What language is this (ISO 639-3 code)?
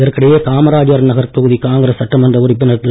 tam